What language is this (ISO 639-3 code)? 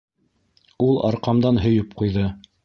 bak